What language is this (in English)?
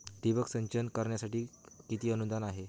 Marathi